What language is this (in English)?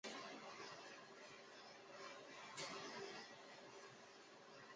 Chinese